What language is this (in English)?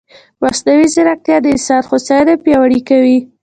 Pashto